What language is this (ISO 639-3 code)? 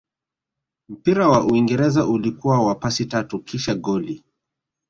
swa